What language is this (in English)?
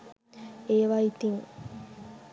Sinhala